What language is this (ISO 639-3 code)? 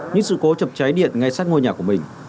vie